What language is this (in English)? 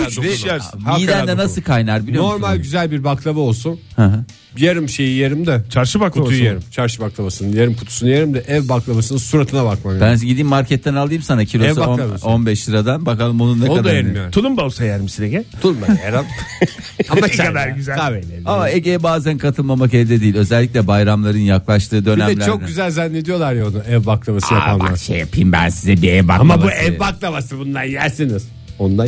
Turkish